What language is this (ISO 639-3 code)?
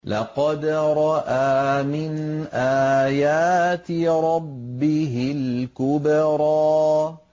ara